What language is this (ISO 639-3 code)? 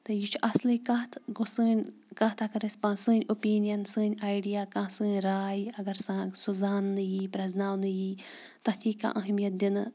kas